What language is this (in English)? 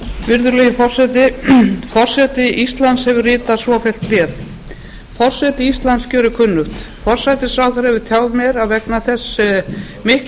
Icelandic